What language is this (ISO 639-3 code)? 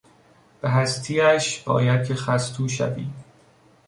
fas